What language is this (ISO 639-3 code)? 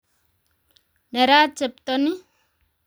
kln